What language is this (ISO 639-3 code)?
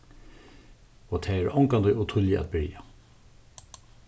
fao